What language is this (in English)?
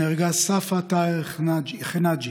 Hebrew